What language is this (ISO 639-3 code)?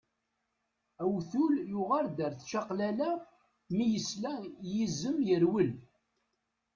kab